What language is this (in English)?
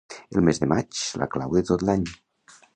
Catalan